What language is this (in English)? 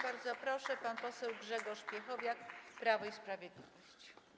Polish